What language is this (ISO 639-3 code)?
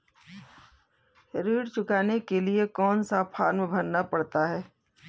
hin